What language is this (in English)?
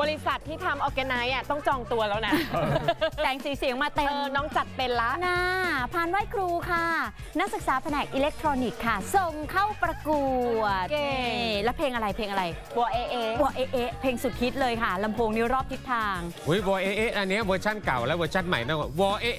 Thai